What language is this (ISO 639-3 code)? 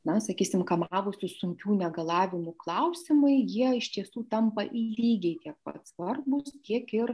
lit